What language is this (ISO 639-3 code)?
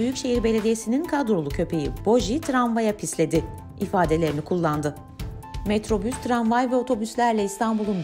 tur